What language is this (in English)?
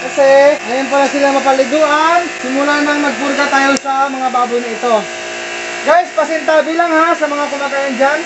Filipino